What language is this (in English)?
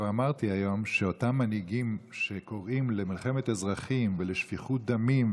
Hebrew